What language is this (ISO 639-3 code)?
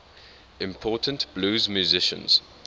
eng